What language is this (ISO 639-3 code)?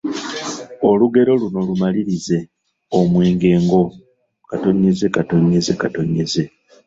lug